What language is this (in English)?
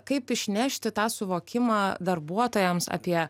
Lithuanian